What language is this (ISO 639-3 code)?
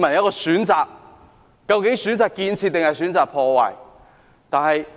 yue